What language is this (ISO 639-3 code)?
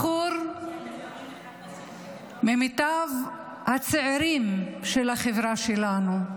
heb